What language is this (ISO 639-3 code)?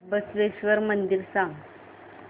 mar